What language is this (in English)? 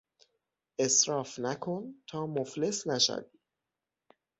Persian